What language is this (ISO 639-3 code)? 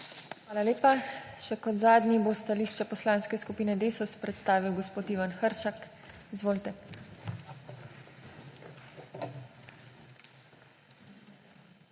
slv